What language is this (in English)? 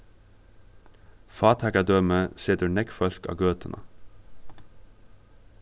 Faroese